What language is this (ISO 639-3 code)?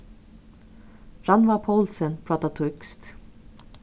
fao